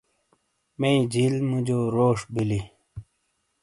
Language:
Shina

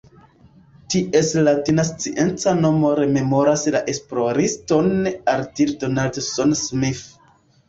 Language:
Esperanto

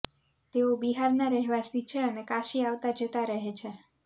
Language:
Gujarati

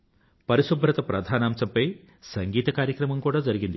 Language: Telugu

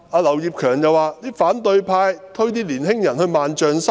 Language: Cantonese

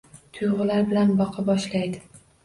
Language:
Uzbek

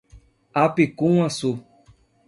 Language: Portuguese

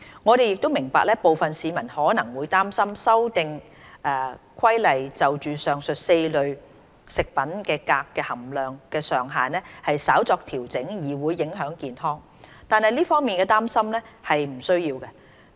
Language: Cantonese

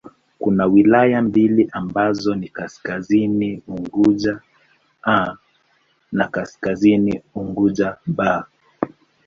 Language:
Swahili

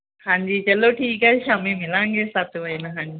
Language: Punjabi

